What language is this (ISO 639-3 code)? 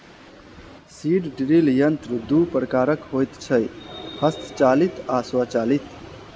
mai